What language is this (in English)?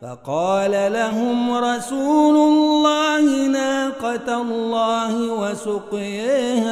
Arabic